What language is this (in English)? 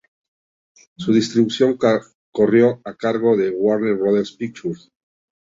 Spanish